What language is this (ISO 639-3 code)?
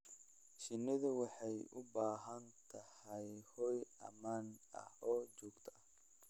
som